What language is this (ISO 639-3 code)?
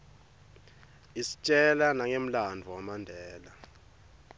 ssw